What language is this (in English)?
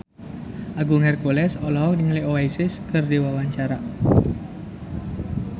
Sundanese